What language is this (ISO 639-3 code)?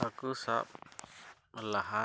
sat